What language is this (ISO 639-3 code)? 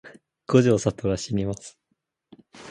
jpn